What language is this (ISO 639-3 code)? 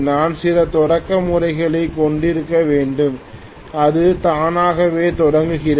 tam